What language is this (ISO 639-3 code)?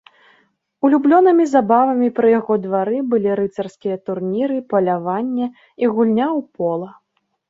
bel